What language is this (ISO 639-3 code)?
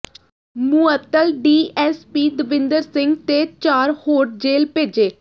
pan